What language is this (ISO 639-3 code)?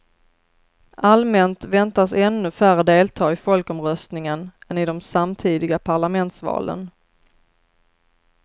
swe